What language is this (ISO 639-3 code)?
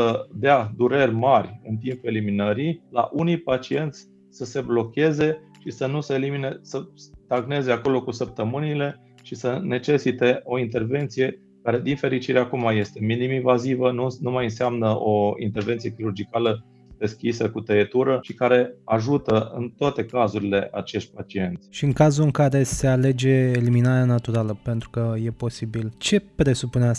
ron